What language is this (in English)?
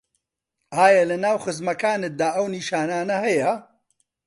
Central Kurdish